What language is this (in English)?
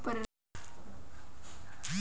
Marathi